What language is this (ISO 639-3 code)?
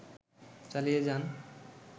ben